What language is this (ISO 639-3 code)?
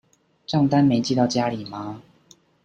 zho